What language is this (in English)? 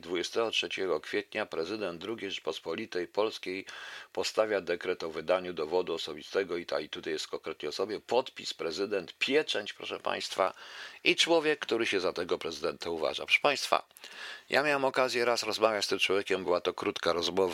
Polish